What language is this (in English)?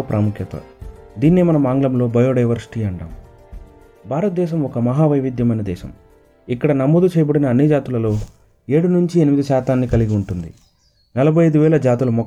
Telugu